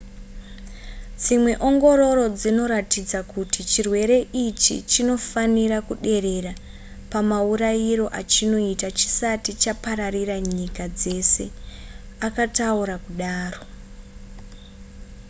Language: Shona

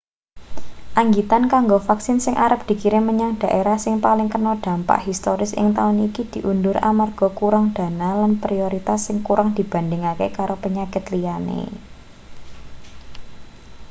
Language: Javanese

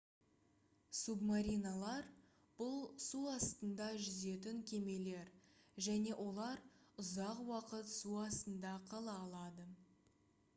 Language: Kazakh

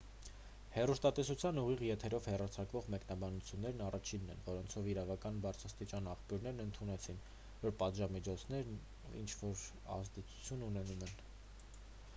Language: Armenian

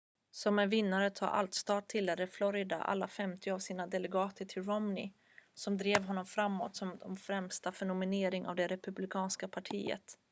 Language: Swedish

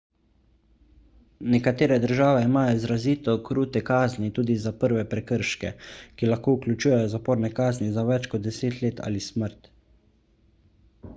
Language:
Slovenian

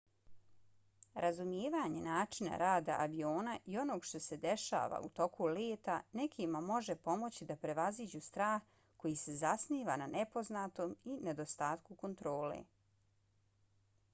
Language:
Bosnian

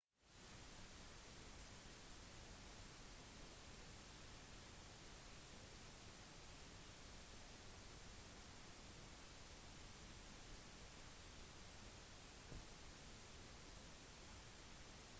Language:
Norwegian Bokmål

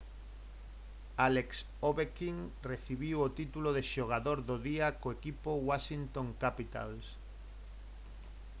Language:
Galician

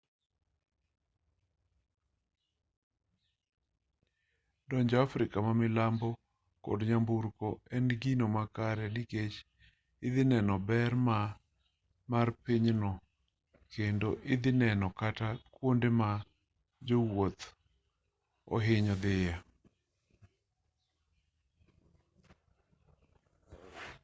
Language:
Luo (Kenya and Tanzania)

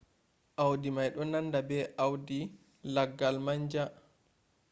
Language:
Fula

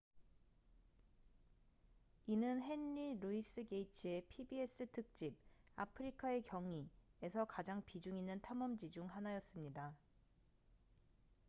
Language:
Korean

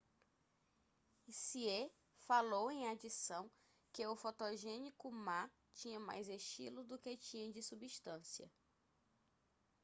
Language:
Portuguese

